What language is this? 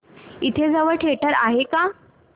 Marathi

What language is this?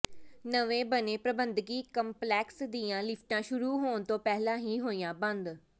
Punjabi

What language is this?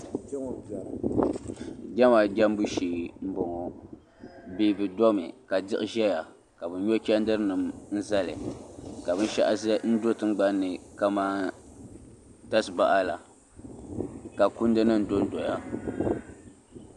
Dagbani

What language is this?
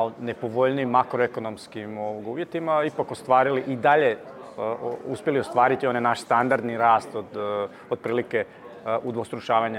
Croatian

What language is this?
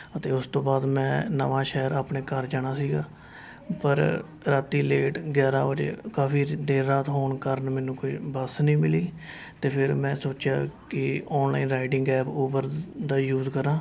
Punjabi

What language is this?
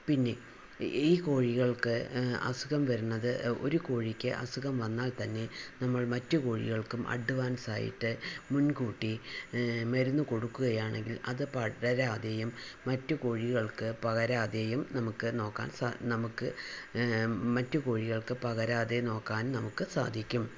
Malayalam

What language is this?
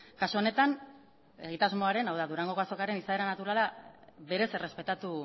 Basque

